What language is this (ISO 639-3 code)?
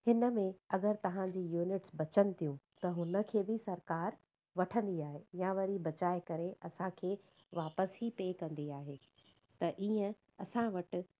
snd